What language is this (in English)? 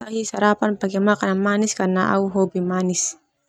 Termanu